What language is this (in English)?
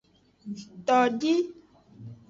Aja (Benin)